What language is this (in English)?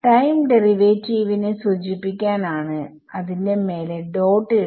Malayalam